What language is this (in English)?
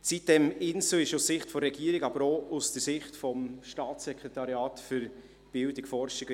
Swiss German